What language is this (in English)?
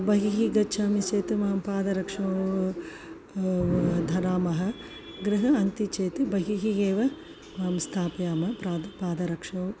Sanskrit